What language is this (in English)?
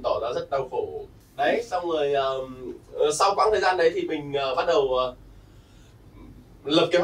Vietnamese